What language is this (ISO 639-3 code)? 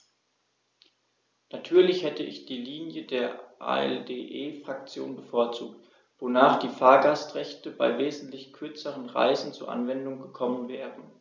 deu